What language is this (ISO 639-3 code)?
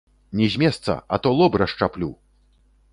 bel